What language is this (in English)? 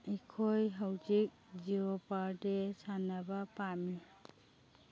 Manipuri